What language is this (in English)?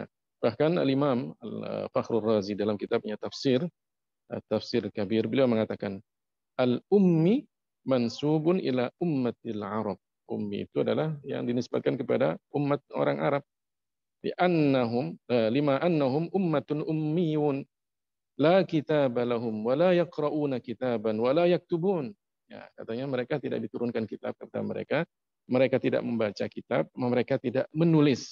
Indonesian